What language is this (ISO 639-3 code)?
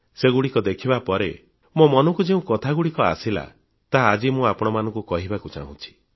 ori